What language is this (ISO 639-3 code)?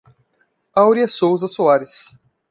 por